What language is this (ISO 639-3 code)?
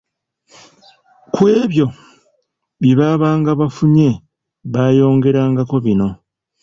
lug